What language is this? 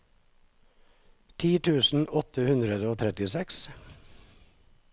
Norwegian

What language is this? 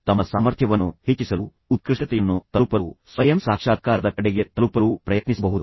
Kannada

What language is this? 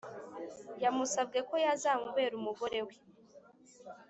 Kinyarwanda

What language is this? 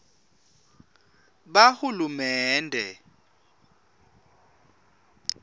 Swati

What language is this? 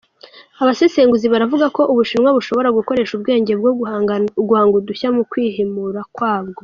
Kinyarwanda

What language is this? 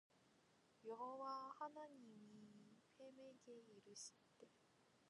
Korean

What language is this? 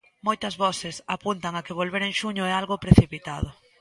Galician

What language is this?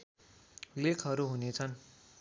Nepali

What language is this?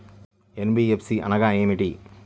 Telugu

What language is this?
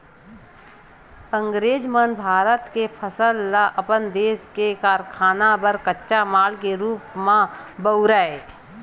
Chhattisgarhi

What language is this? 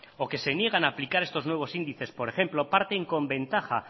Spanish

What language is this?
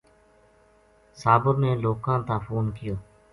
Gujari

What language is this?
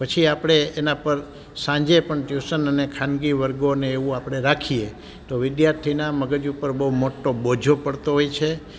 Gujarati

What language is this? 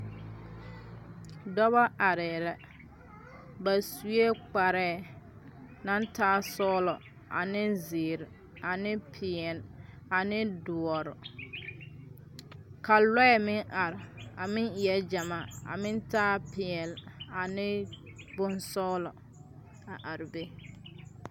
Southern Dagaare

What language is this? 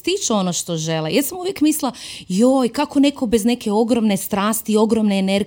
Croatian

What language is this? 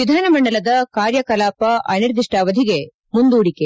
Kannada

